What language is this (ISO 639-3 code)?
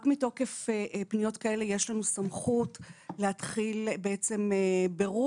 heb